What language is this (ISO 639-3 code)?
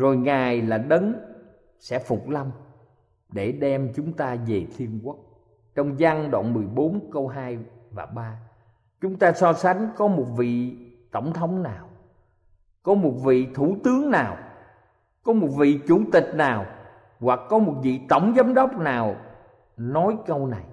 vie